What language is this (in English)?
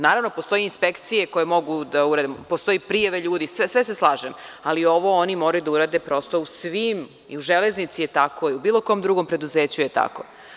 Serbian